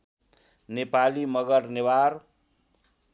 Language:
Nepali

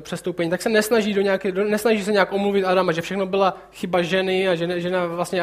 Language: Czech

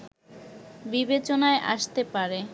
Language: Bangla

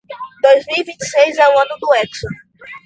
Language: Portuguese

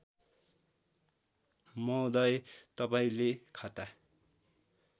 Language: Nepali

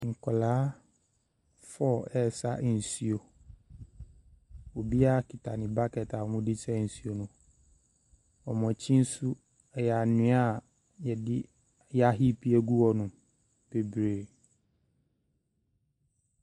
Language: Akan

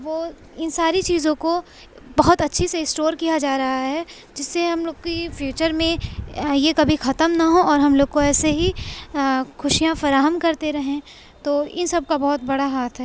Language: Urdu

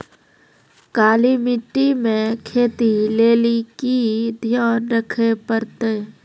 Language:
Maithili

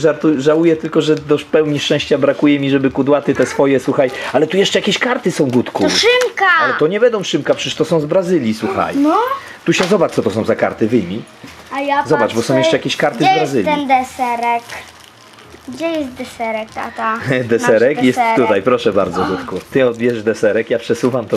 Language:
Polish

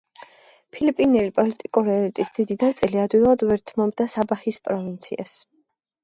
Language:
Georgian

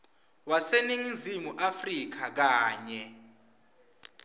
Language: Swati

